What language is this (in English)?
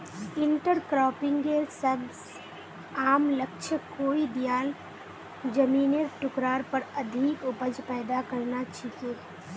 Magahi